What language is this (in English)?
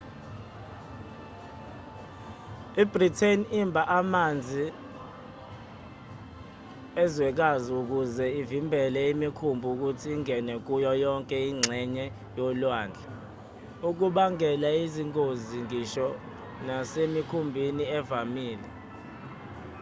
Zulu